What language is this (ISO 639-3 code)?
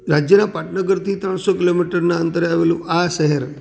guj